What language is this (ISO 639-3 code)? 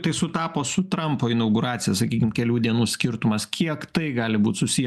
lit